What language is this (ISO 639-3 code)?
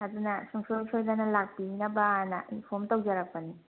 mni